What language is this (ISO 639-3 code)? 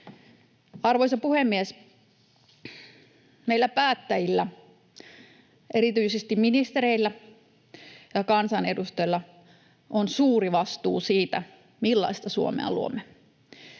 fin